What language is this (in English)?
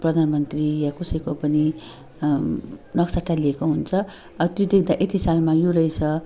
Nepali